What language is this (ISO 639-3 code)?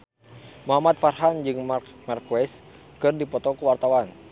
sun